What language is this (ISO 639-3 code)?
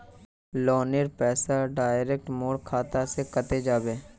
mag